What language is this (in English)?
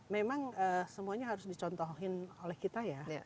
Indonesian